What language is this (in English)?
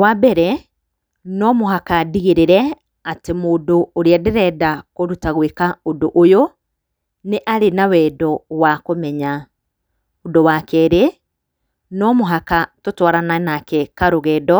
Kikuyu